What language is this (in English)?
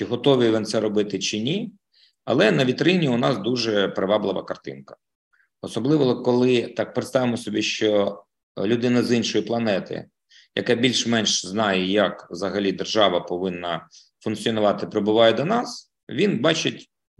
Ukrainian